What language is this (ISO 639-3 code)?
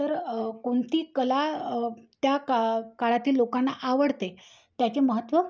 mar